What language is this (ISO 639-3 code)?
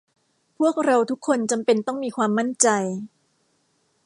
tha